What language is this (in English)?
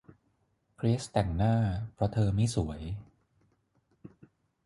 Thai